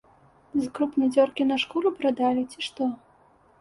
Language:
Belarusian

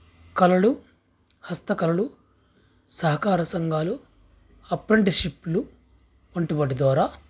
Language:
Telugu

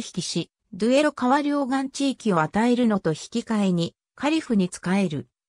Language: Japanese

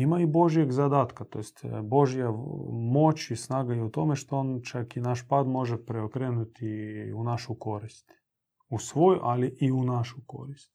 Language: Croatian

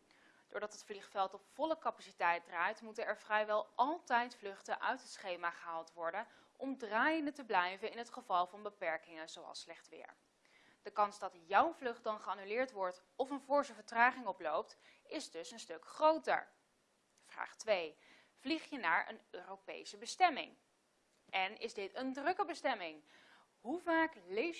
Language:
Dutch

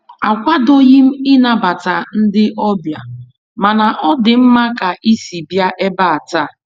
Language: Igbo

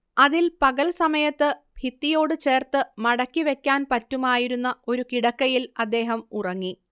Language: Malayalam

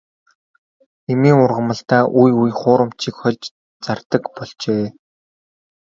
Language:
Mongolian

